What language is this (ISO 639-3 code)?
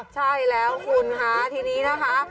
tha